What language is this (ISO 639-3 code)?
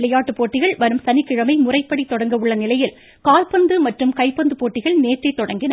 tam